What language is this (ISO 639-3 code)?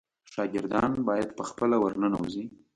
pus